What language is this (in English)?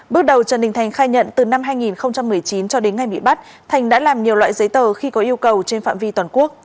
Vietnamese